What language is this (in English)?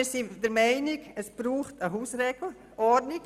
Swiss German